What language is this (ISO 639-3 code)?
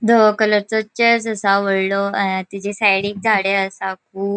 kok